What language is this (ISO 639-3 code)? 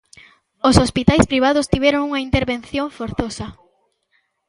glg